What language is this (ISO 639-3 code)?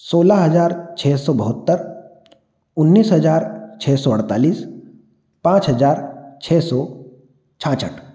hin